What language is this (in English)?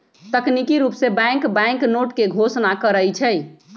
Magahi